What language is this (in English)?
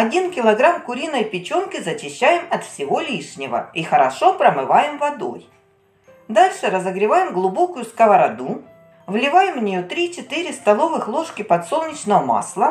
Russian